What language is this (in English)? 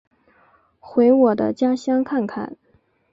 Chinese